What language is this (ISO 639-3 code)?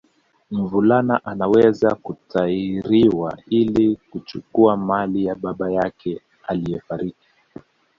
swa